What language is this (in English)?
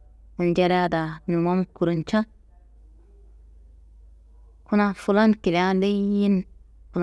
Kanembu